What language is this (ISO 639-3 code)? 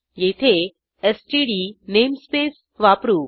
mar